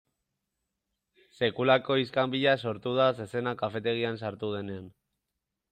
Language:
Basque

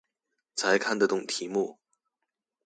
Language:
Chinese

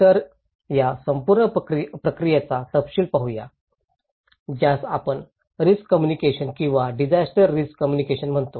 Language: Marathi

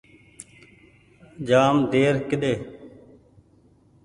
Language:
Goaria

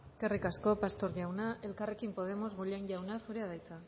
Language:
Basque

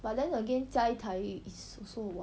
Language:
English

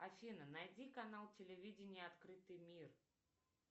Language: Russian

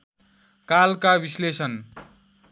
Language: Nepali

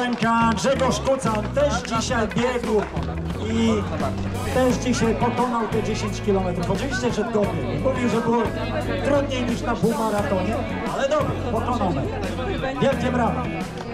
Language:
Polish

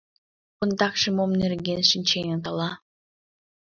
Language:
Mari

